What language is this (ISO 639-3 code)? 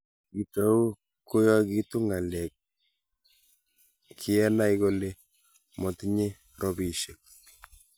kln